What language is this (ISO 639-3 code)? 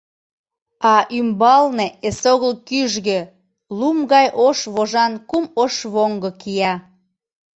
chm